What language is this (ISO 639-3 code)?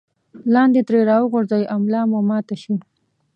pus